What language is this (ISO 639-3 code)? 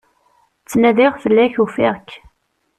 kab